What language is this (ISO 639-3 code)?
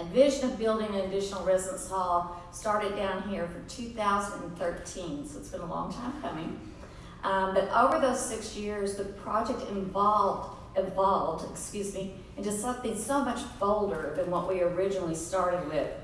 eng